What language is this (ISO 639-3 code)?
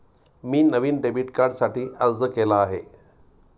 mar